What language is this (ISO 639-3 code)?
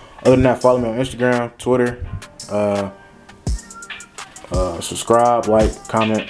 eng